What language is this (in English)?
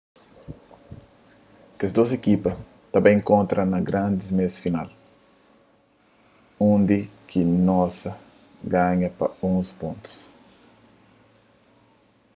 Kabuverdianu